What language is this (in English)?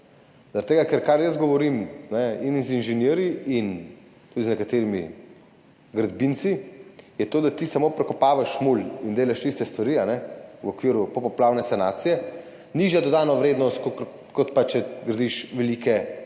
Slovenian